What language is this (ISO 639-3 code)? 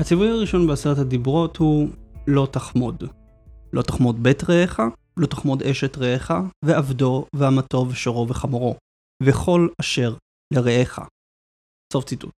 heb